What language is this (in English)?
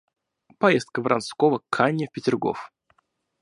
Russian